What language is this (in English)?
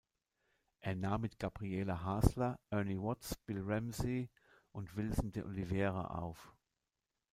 German